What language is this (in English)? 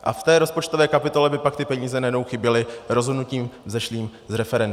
Czech